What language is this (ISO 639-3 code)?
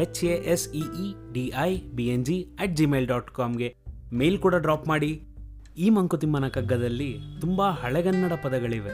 kan